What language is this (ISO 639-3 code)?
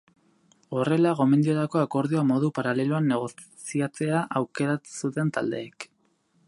eus